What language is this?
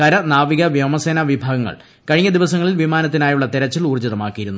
Malayalam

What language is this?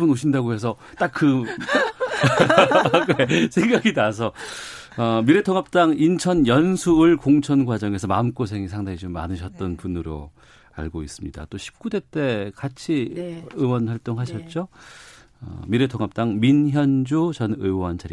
Korean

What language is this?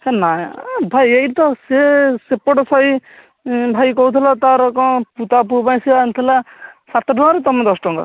Odia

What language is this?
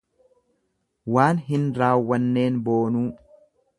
Oromo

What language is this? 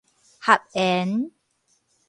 Min Nan Chinese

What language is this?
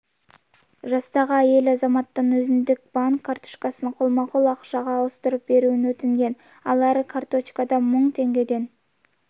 Kazakh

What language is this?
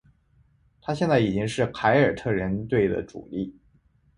Chinese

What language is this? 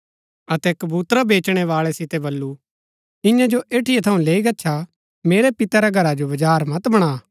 Gaddi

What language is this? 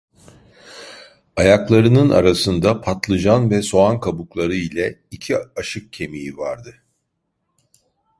Turkish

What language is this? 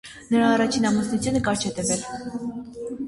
Armenian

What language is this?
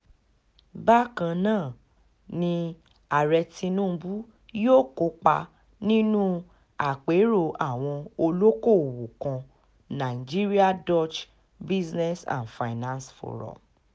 Yoruba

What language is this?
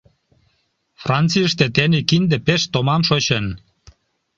Mari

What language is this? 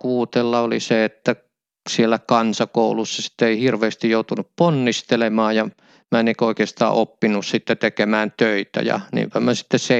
Finnish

